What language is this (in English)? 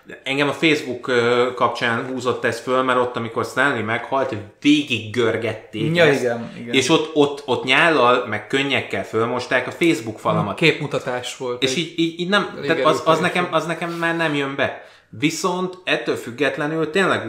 Hungarian